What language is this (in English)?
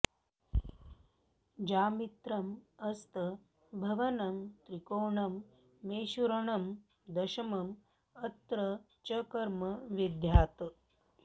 Sanskrit